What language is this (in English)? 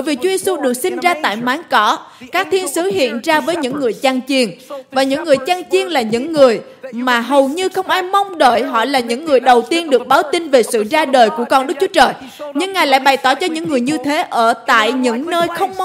Vietnamese